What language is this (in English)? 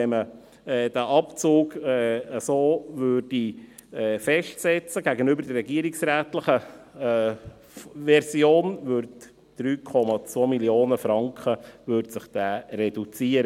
Swiss German